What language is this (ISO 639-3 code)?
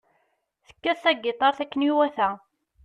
kab